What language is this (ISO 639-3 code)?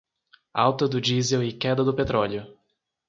por